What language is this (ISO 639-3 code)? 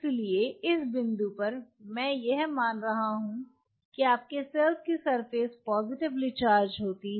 hin